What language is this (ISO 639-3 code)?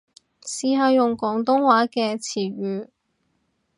yue